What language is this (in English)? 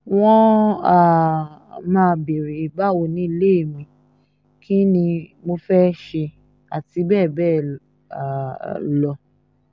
Yoruba